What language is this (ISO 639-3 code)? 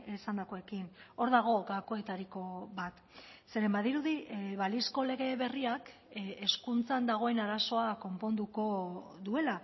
eus